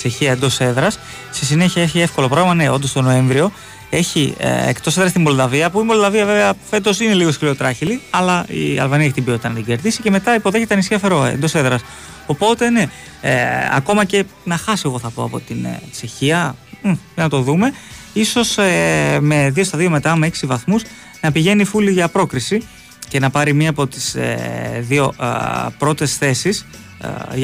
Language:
Greek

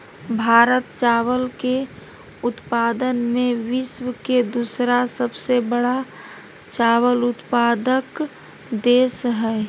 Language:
Magahi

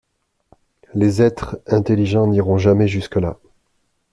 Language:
French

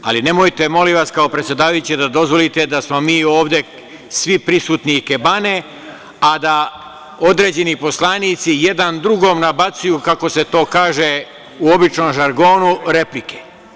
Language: Serbian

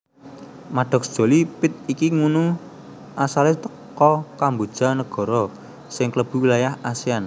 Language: Javanese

